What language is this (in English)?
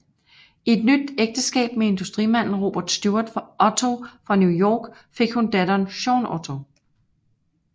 Danish